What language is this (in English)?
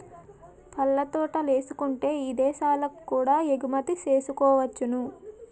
Telugu